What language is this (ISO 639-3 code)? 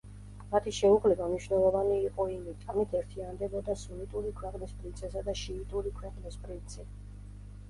kat